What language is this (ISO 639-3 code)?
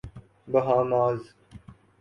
urd